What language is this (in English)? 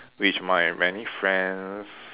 English